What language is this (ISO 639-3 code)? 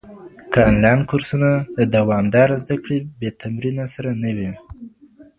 pus